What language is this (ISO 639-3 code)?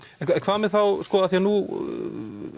isl